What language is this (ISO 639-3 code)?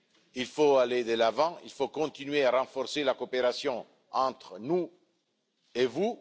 fra